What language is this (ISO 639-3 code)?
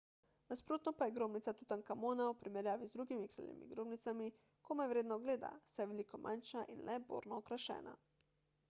slv